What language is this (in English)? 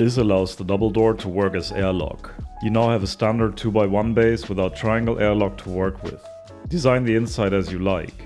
English